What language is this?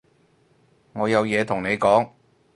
Cantonese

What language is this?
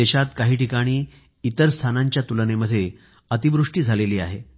Marathi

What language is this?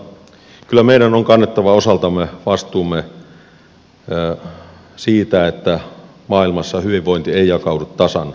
Finnish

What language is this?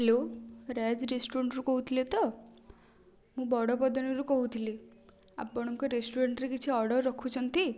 Odia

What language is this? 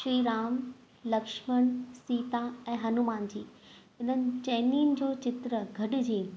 Sindhi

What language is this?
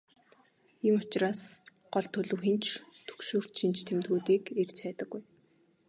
Mongolian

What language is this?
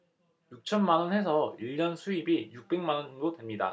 Korean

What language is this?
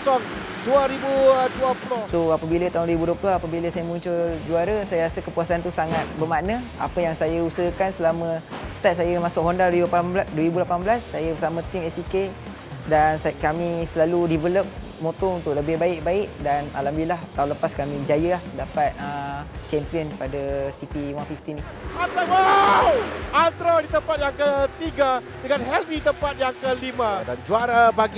Malay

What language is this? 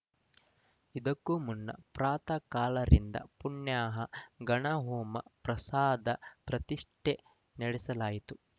Kannada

